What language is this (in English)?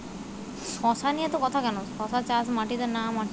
Bangla